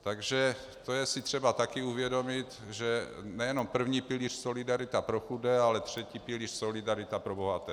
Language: Czech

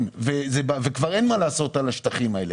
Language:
Hebrew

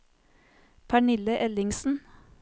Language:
Norwegian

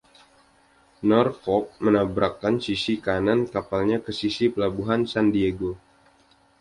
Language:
Indonesian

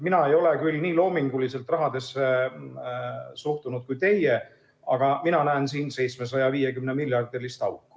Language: Estonian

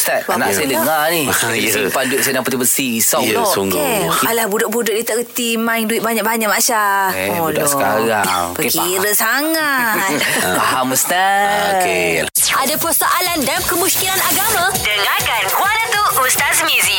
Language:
Malay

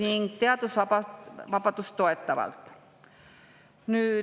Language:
Estonian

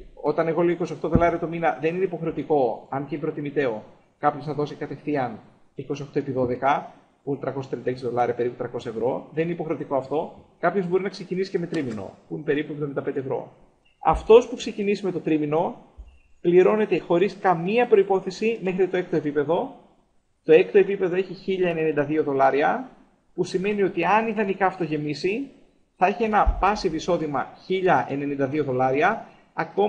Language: Greek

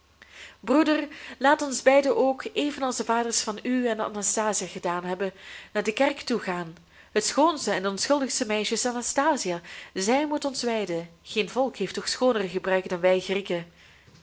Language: Dutch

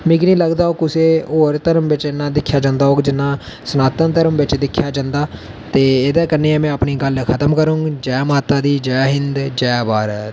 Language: Dogri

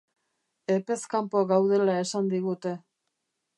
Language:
Basque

